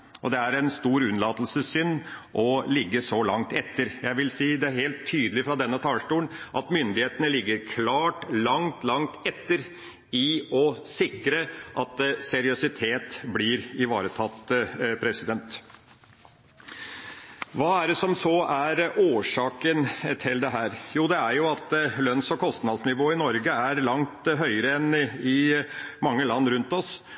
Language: Norwegian Bokmål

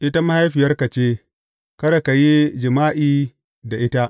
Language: Hausa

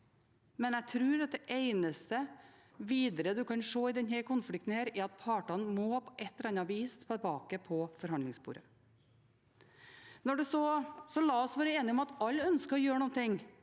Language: Norwegian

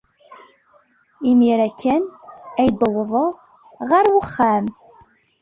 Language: Kabyle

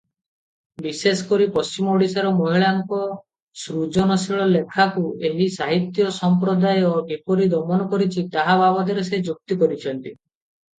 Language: Odia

